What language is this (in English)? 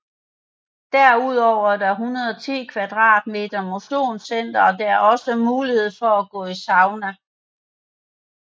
Danish